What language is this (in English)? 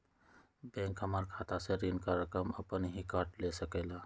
Magahi